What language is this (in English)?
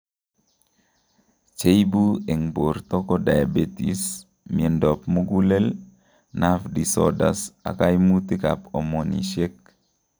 Kalenjin